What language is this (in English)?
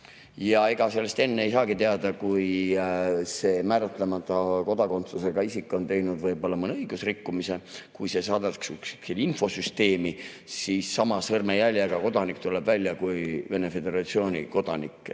Estonian